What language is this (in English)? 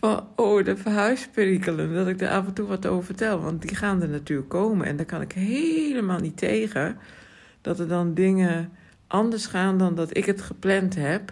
Dutch